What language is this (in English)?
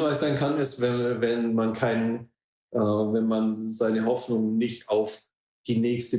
German